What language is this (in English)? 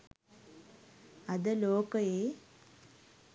Sinhala